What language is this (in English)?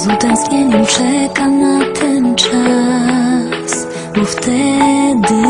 Polish